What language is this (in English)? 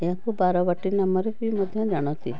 Odia